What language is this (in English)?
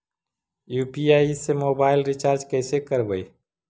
Magahi